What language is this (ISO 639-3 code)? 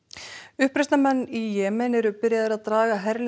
isl